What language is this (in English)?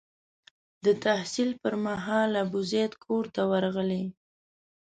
Pashto